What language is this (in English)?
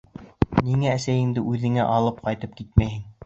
Bashkir